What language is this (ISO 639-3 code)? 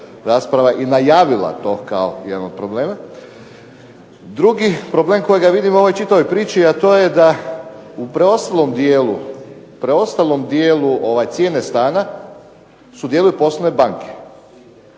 hrv